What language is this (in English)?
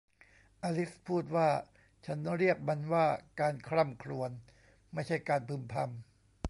Thai